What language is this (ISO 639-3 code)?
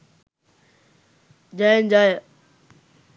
sin